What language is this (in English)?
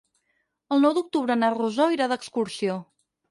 Catalan